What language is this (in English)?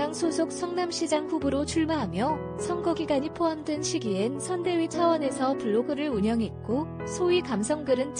Korean